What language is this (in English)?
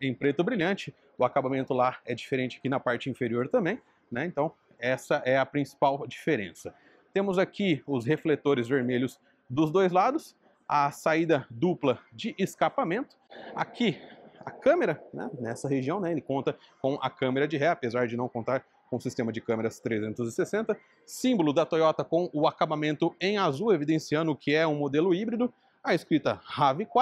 Portuguese